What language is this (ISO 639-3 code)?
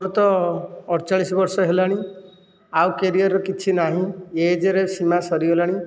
ori